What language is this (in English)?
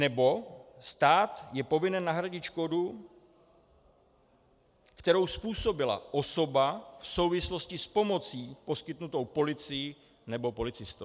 Czech